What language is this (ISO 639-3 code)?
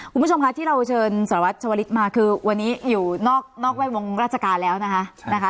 tha